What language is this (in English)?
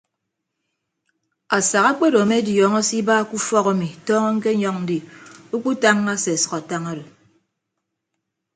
Ibibio